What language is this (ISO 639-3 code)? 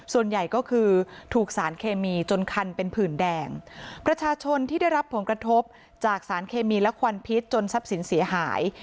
tha